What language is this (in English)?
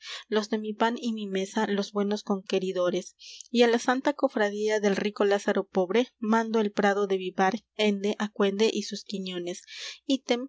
Spanish